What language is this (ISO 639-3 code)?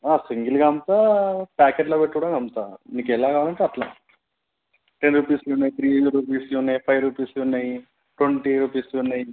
tel